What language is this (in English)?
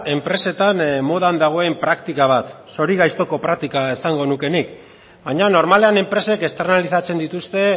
Basque